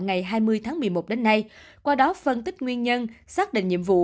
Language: Vietnamese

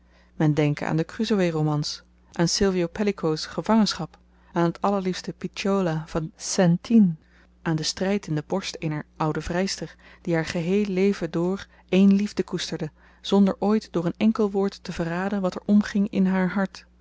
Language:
Dutch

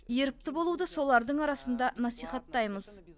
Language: Kazakh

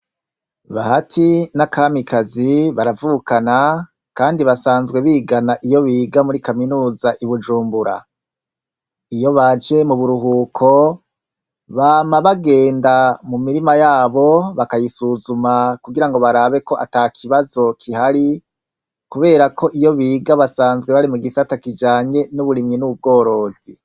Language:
Rundi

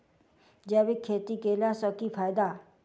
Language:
Maithili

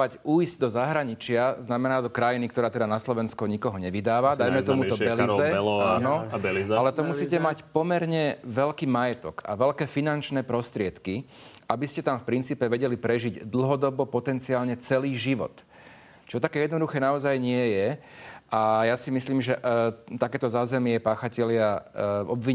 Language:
Slovak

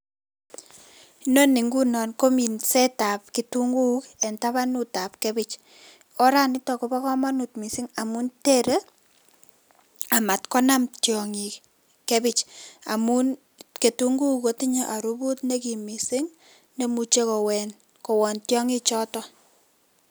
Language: Kalenjin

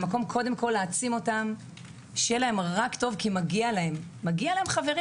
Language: Hebrew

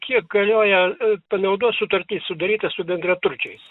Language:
Lithuanian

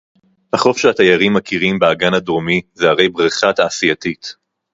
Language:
Hebrew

